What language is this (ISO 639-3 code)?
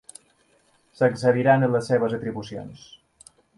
cat